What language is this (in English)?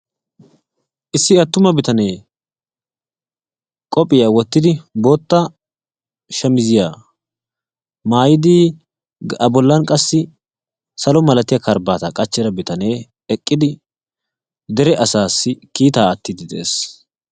Wolaytta